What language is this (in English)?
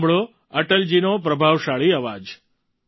Gujarati